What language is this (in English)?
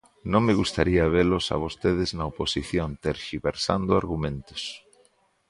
Galician